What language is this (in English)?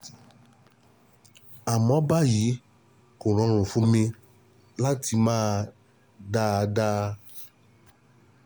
Yoruba